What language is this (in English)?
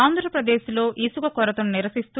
Telugu